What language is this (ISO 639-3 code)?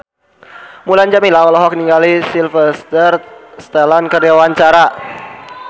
sun